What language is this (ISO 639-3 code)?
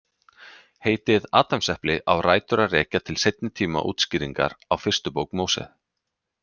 isl